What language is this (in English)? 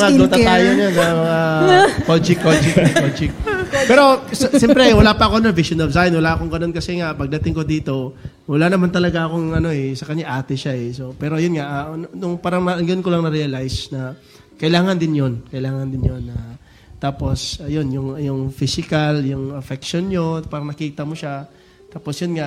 Filipino